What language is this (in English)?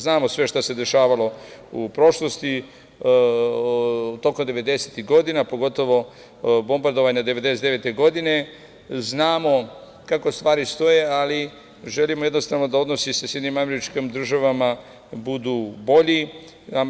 Serbian